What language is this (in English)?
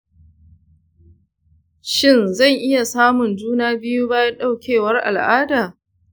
Hausa